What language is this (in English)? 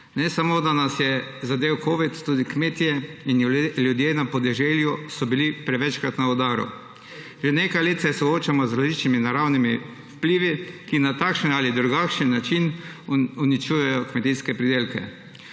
Slovenian